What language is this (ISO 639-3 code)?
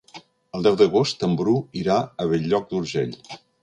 cat